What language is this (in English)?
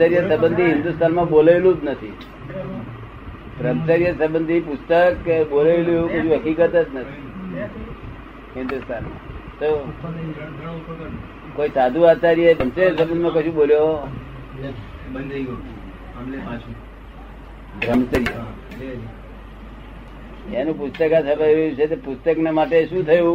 Gujarati